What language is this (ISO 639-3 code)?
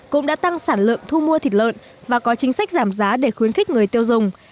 vie